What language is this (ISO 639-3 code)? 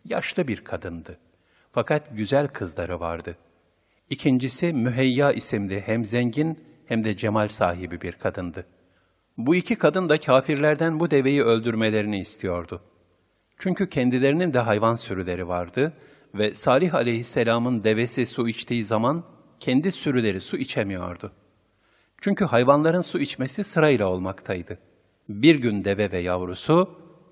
tur